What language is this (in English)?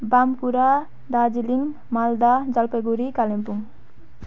Nepali